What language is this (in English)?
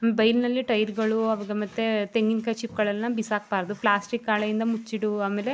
Kannada